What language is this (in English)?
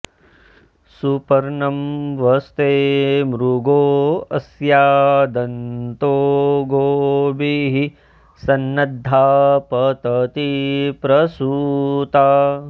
Sanskrit